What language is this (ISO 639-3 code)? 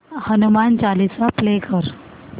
mar